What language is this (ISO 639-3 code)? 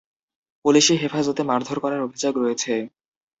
ben